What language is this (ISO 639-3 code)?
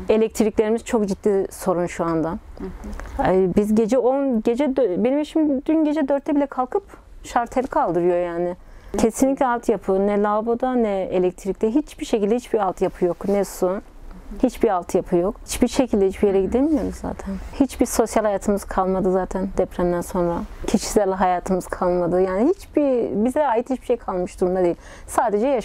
tur